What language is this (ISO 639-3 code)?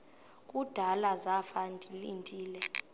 xho